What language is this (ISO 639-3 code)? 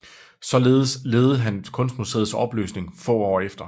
dan